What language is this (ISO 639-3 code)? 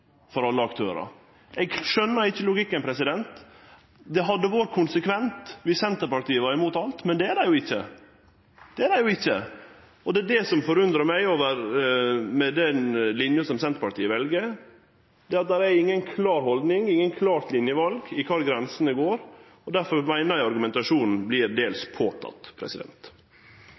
nno